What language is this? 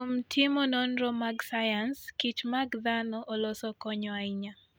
Luo (Kenya and Tanzania)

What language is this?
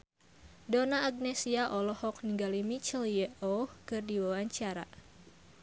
Sundanese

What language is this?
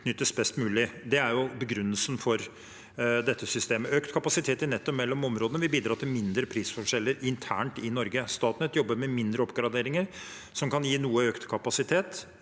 Norwegian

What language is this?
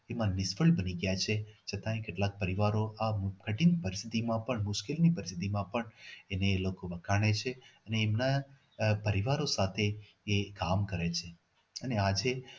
Gujarati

